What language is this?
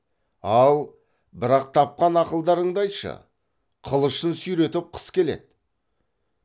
Kazakh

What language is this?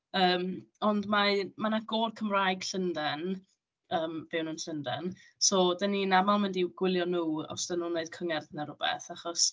Welsh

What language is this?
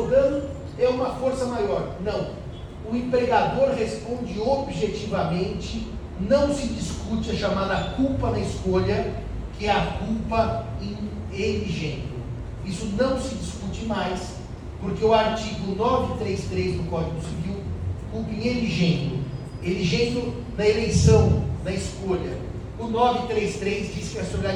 Portuguese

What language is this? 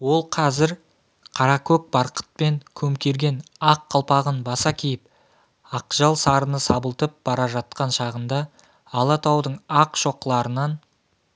Kazakh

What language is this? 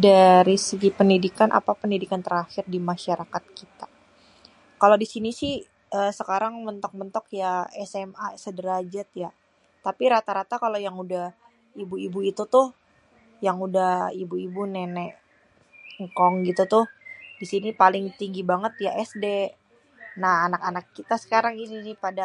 Betawi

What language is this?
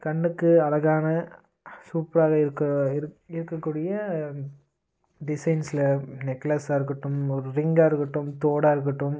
Tamil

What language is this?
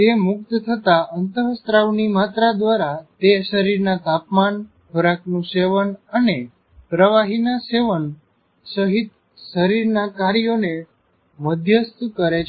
Gujarati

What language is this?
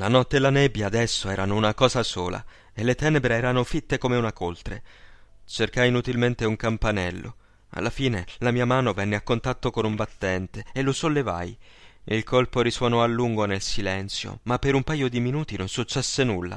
Italian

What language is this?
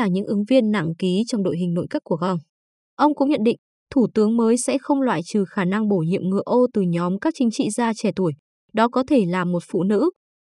Vietnamese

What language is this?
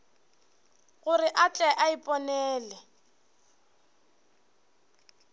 Northern Sotho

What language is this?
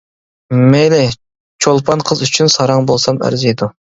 Uyghur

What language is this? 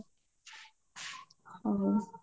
Odia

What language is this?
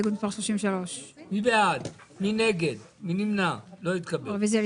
Hebrew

